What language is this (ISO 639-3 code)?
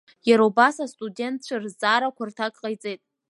abk